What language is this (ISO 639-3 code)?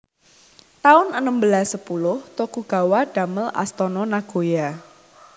jav